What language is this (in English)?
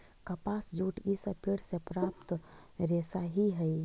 Magahi